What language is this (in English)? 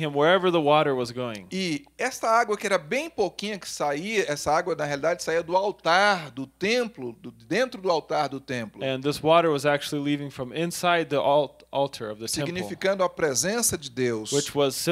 Portuguese